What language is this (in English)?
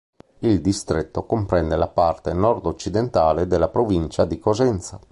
Italian